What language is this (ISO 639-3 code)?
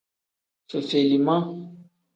kdh